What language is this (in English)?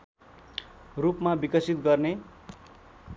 Nepali